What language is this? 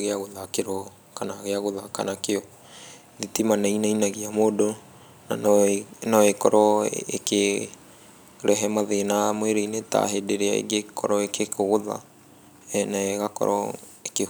Kikuyu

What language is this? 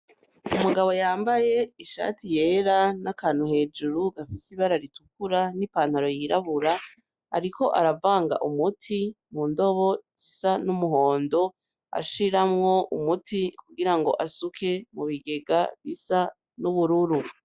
Rundi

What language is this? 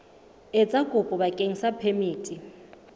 Southern Sotho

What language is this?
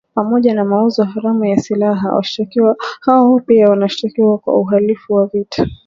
Swahili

